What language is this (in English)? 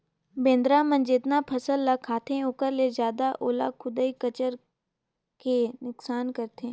Chhattisgarhi